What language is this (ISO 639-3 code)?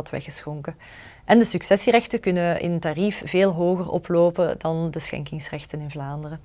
nld